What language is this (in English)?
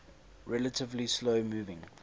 English